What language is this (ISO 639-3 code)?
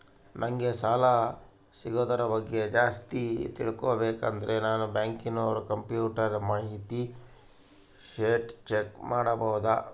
kan